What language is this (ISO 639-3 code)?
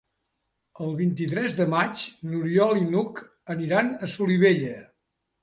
cat